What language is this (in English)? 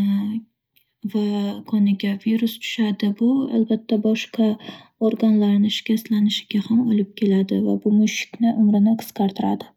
Uzbek